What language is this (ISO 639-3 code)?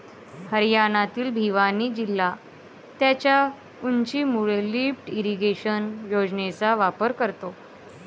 mar